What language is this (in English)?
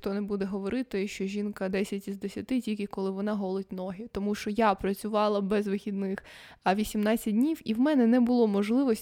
Ukrainian